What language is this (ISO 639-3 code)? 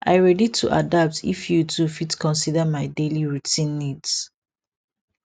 pcm